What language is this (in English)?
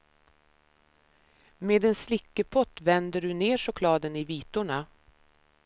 Swedish